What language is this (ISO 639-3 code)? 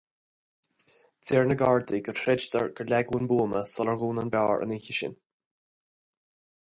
gle